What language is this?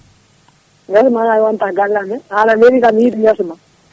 Fula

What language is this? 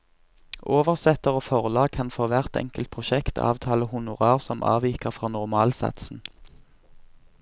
Norwegian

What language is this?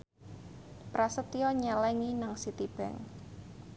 Javanese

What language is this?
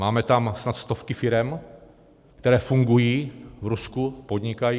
Czech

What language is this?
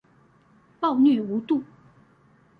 Chinese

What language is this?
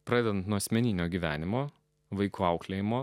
Lithuanian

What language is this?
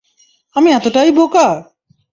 Bangla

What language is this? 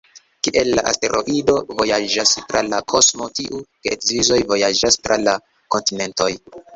Esperanto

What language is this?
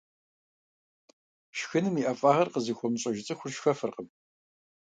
Kabardian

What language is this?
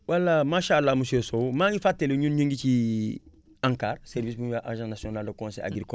Wolof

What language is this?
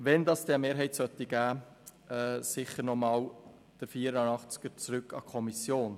Swiss German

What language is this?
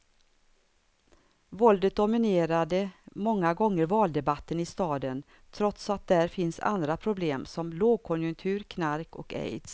Swedish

